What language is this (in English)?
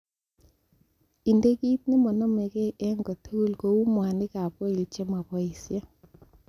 Kalenjin